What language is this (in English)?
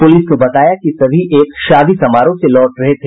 Hindi